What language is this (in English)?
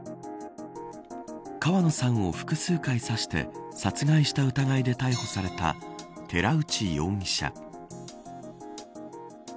Japanese